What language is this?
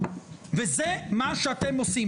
Hebrew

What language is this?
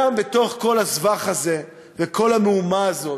Hebrew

